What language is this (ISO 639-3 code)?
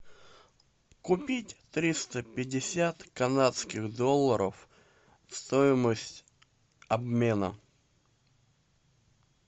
rus